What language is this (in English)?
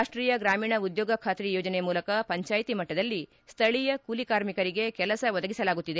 Kannada